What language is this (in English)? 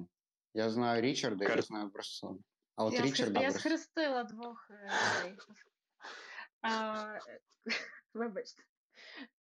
Ukrainian